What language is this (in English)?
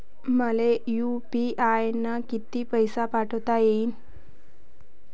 Marathi